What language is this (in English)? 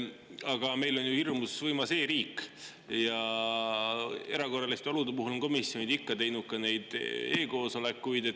Estonian